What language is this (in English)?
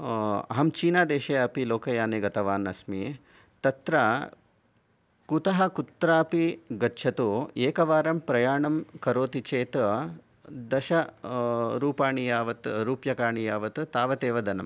Sanskrit